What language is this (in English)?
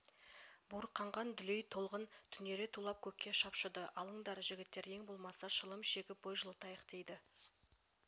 Kazakh